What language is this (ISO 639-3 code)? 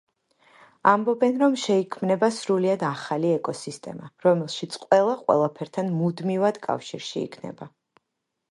kat